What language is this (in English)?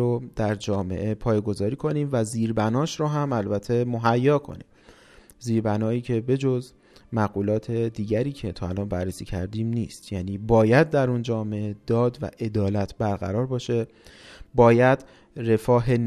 Persian